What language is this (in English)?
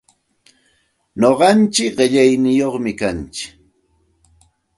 Santa Ana de Tusi Pasco Quechua